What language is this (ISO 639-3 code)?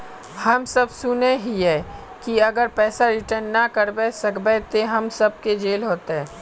mag